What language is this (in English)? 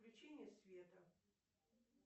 Russian